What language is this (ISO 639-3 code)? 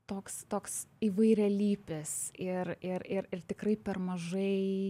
lit